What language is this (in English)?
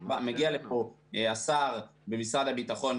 Hebrew